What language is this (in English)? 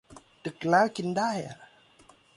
Thai